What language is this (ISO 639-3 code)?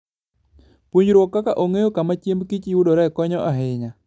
luo